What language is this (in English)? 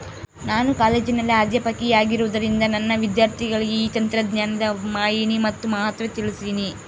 Kannada